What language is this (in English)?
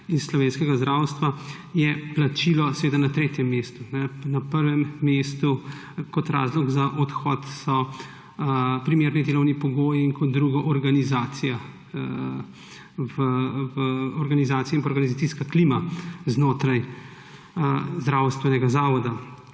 Slovenian